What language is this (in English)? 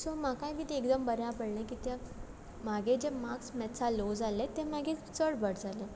Konkani